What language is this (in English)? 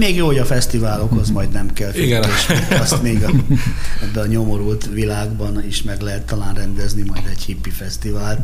Hungarian